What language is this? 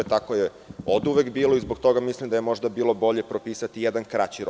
Serbian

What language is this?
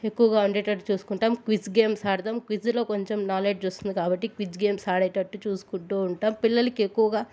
Telugu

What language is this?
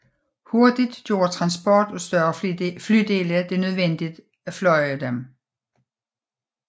Danish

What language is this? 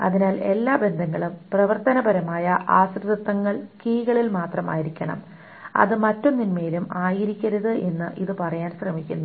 Malayalam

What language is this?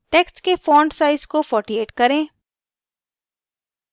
Hindi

